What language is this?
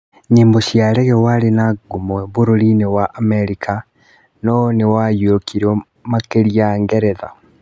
Kikuyu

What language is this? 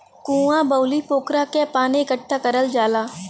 Bhojpuri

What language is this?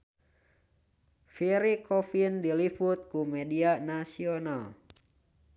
Sundanese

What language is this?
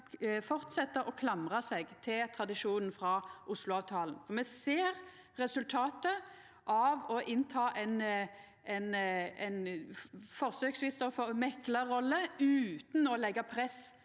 Norwegian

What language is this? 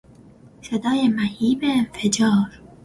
Persian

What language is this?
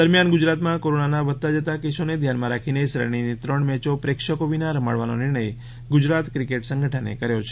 Gujarati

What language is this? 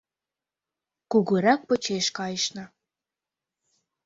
Mari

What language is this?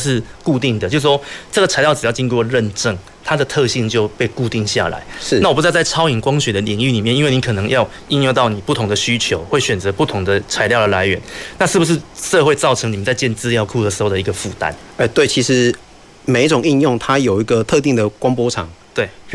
Chinese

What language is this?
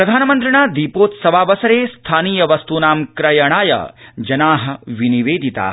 Sanskrit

